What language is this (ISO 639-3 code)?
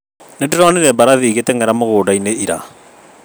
kik